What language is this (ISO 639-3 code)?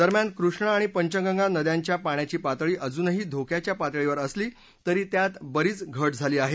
mar